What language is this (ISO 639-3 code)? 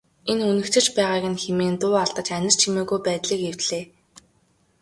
mon